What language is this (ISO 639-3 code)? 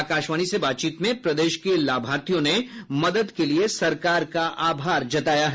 hin